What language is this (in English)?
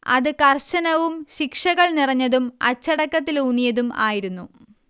Malayalam